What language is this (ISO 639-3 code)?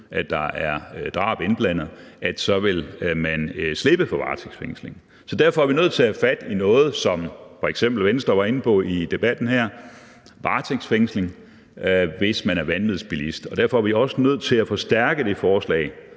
dan